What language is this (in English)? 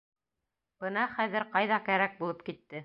Bashkir